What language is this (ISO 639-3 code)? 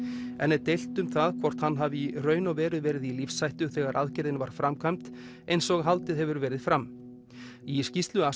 isl